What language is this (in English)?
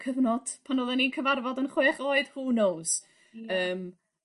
Welsh